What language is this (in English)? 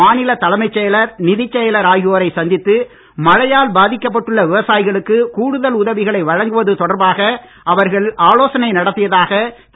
Tamil